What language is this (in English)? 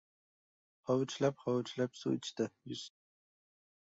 Uzbek